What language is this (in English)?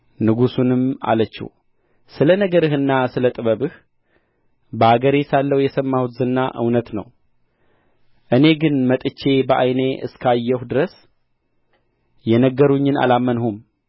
Amharic